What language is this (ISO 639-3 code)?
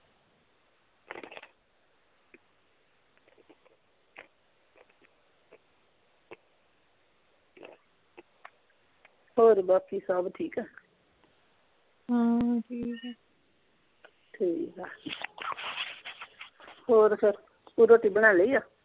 pan